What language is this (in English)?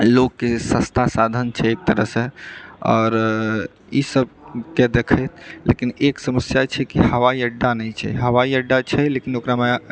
Maithili